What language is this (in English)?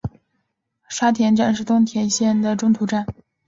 Chinese